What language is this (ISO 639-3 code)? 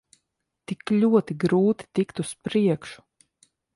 lav